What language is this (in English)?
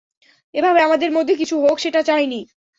Bangla